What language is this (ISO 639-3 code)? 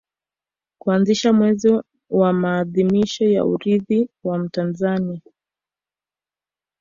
swa